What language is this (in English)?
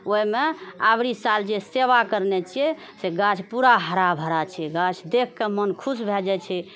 Maithili